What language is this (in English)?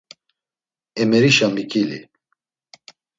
Laz